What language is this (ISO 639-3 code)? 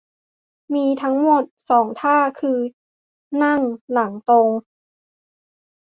tha